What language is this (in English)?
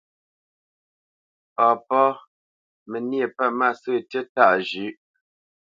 Bamenyam